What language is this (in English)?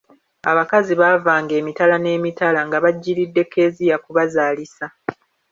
Ganda